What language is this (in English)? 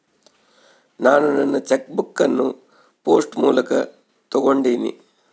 Kannada